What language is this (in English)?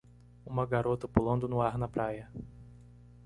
Portuguese